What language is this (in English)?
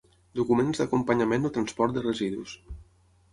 Catalan